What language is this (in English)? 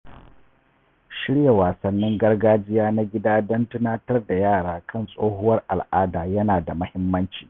Hausa